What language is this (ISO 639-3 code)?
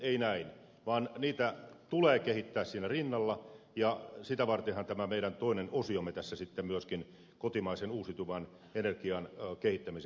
fin